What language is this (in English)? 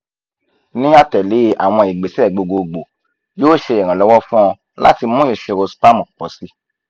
Yoruba